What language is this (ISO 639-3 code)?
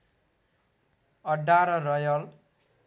nep